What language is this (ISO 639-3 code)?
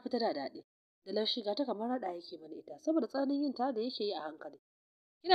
ara